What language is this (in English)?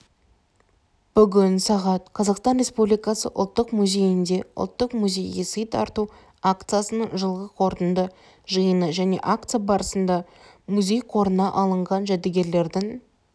Kazakh